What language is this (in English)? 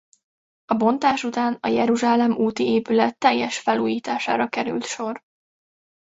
Hungarian